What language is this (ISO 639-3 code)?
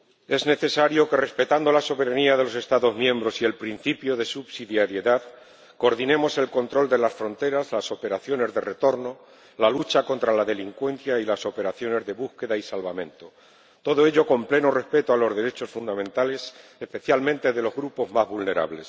spa